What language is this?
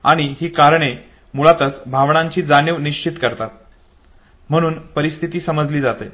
Marathi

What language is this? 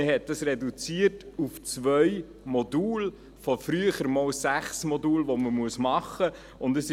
Swiss German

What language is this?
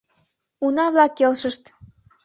Mari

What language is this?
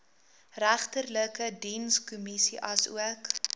Afrikaans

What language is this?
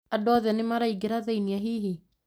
Kikuyu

